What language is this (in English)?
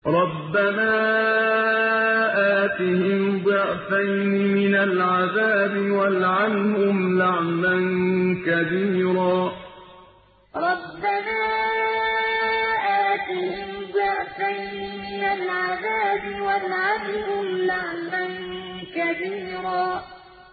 Arabic